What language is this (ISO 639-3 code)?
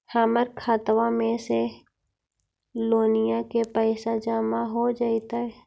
mag